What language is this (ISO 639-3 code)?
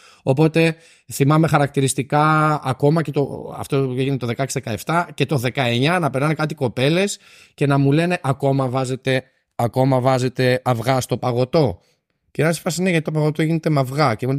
ell